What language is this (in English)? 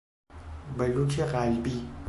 Persian